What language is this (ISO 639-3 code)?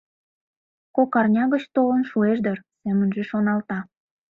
chm